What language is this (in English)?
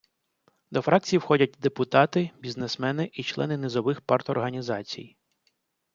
Ukrainian